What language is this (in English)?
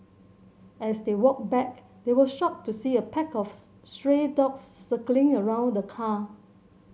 English